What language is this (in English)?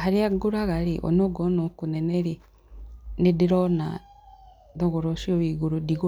Kikuyu